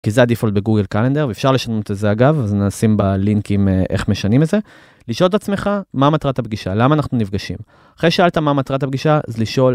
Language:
Hebrew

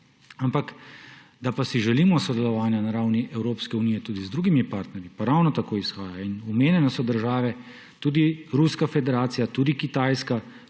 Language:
Slovenian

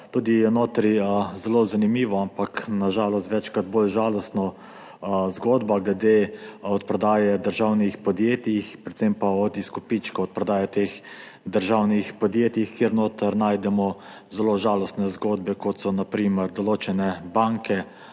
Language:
Slovenian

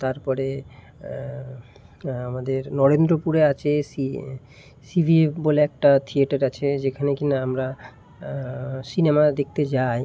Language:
Bangla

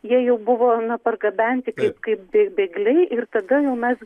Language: Lithuanian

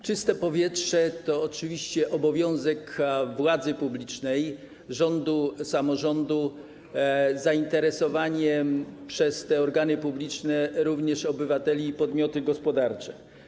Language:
Polish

